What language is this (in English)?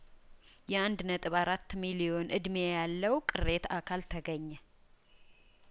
Amharic